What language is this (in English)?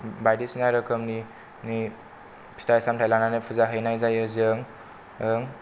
Bodo